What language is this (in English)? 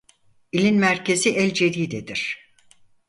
Turkish